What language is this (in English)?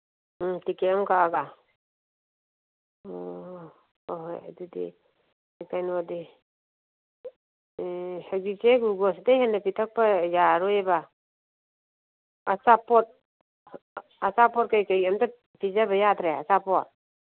Manipuri